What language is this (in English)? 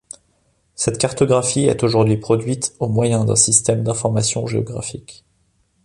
French